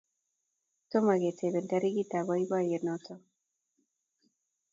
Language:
Kalenjin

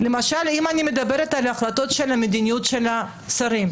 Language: Hebrew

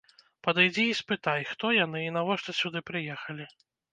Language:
Belarusian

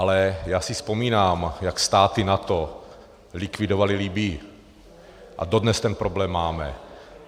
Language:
Czech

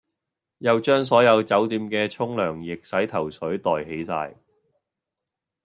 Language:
Cantonese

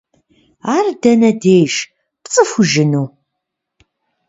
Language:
Kabardian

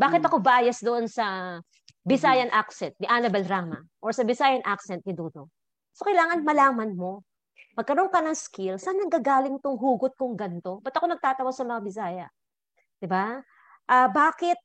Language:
Filipino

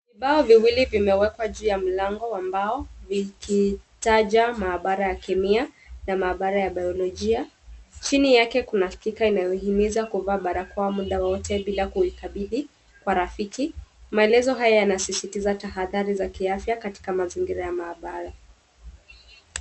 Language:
Swahili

